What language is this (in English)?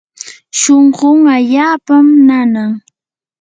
Yanahuanca Pasco Quechua